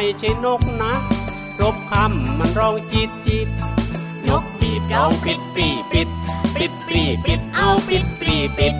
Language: Thai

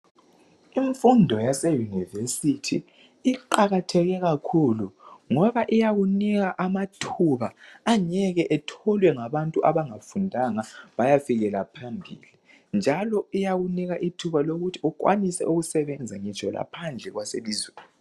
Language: North Ndebele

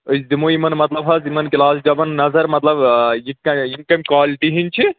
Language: Kashmiri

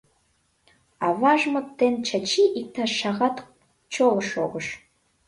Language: Mari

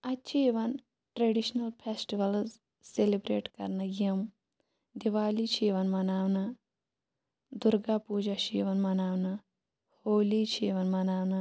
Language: Kashmiri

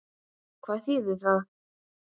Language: Icelandic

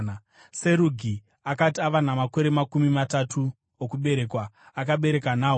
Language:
Shona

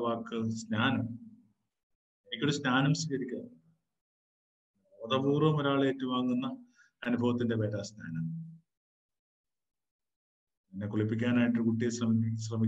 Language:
Malayalam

